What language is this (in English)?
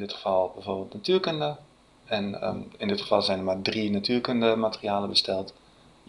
Dutch